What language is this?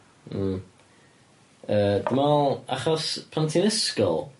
Welsh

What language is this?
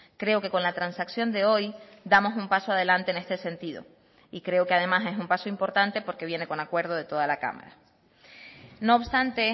Spanish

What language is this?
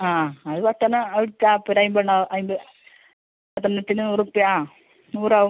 Malayalam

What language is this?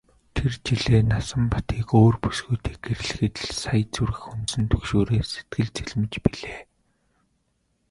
Mongolian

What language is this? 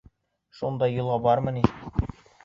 Bashkir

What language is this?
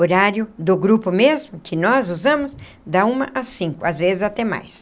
Portuguese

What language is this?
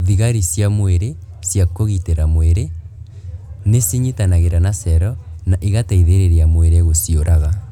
Kikuyu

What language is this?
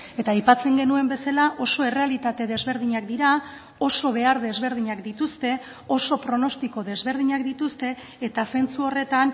Basque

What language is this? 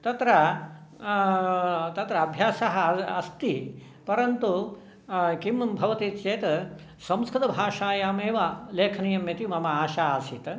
Sanskrit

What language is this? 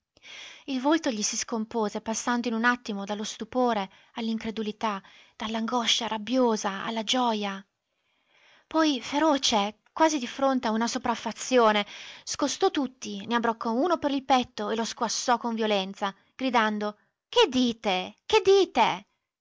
Italian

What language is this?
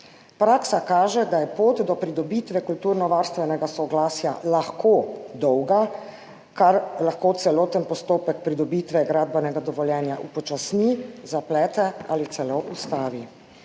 Slovenian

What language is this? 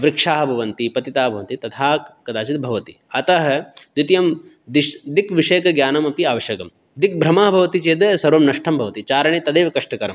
Sanskrit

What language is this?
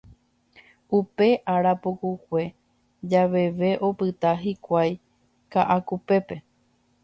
Guarani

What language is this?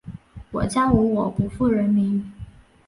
Chinese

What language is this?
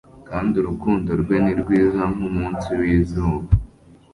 Kinyarwanda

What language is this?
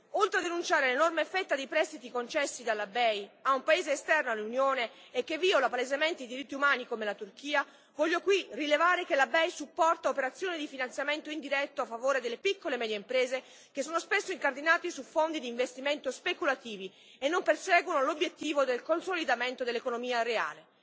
Italian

